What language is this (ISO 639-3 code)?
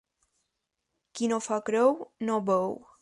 cat